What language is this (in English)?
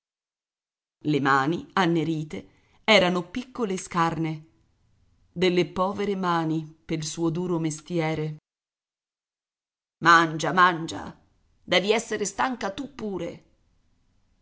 Italian